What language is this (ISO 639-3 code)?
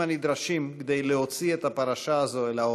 heb